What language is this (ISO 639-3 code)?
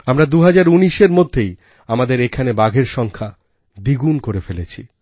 ben